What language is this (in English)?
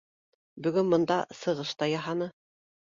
Bashkir